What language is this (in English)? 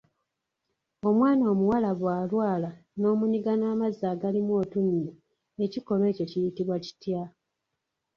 Ganda